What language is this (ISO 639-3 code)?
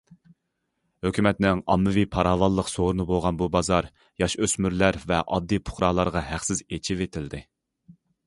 uig